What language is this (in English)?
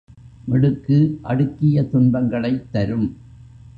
Tamil